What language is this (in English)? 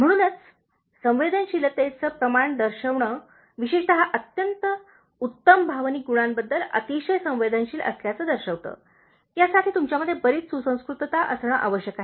Marathi